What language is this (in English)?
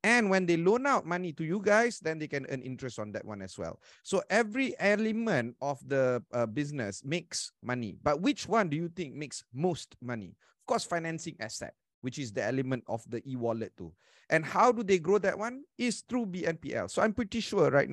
Malay